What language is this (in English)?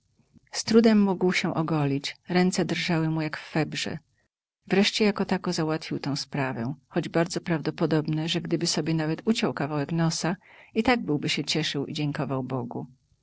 Polish